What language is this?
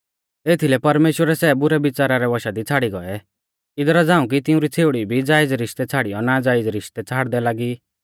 Mahasu Pahari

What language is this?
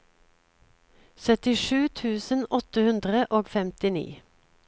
Norwegian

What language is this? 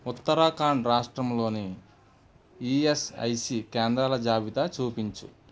Telugu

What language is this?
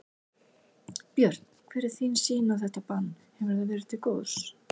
Icelandic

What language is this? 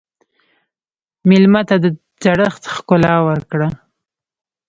Pashto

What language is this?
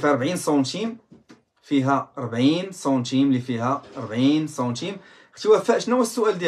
Arabic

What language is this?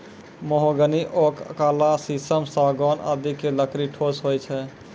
Maithili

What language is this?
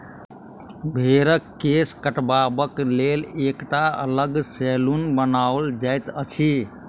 Maithili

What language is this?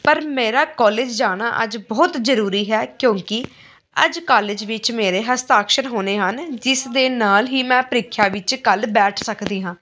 Punjabi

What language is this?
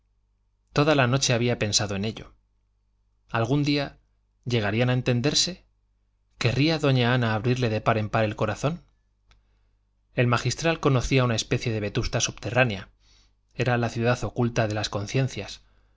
Spanish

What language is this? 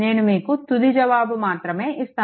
Telugu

